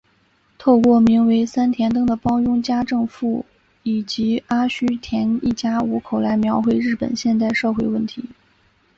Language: Chinese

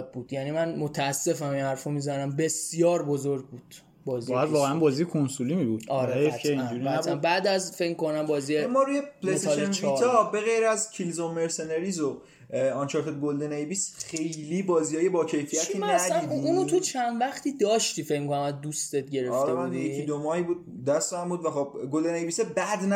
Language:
Persian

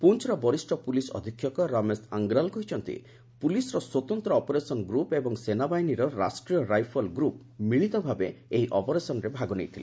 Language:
Odia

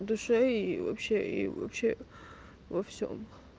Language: Russian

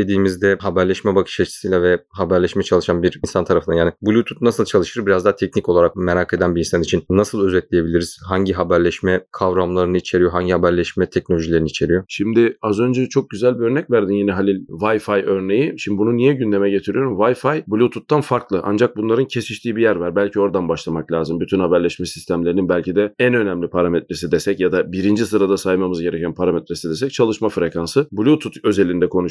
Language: Turkish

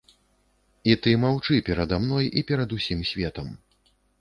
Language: Belarusian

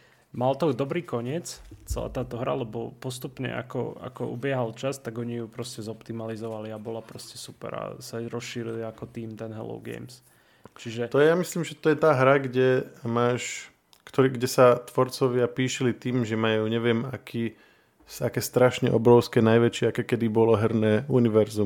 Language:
Slovak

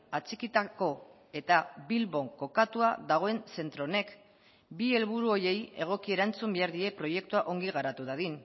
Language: Basque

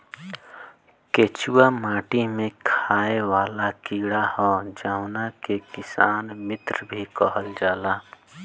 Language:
Bhojpuri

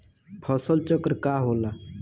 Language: Bhojpuri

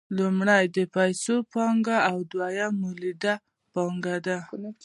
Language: Pashto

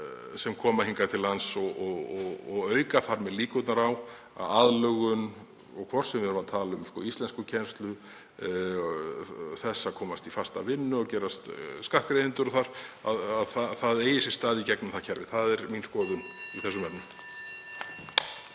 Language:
Icelandic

